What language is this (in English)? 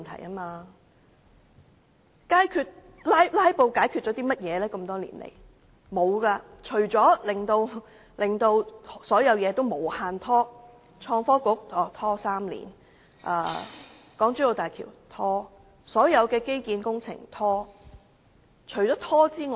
Cantonese